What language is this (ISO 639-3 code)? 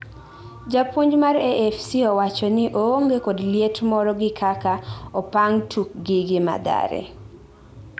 luo